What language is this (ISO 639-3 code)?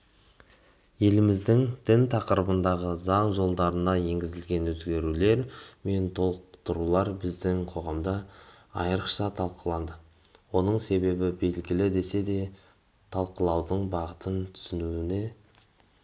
kaz